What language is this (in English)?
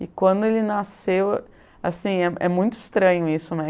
Portuguese